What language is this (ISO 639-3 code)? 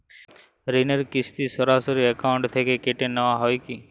ben